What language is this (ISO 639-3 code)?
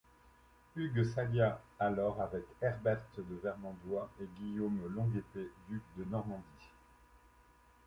fra